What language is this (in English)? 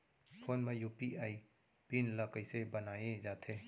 Chhattisgarhi